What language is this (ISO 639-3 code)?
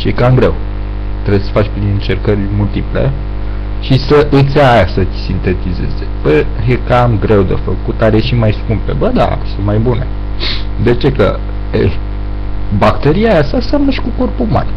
ron